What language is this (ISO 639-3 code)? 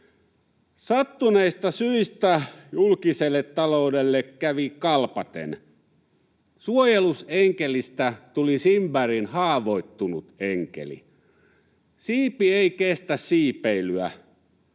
fin